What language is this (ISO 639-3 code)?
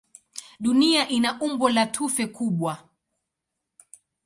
swa